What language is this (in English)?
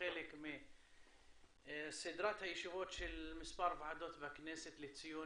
Hebrew